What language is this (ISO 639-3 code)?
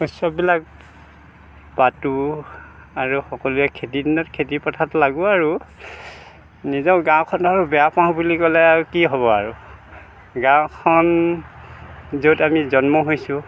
asm